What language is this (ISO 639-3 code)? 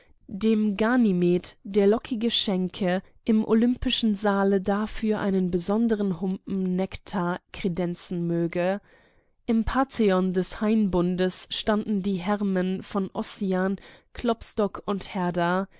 deu